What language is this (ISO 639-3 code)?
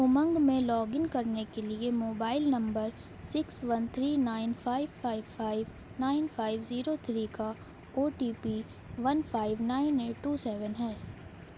urd